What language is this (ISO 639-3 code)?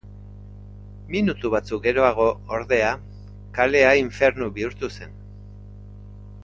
eus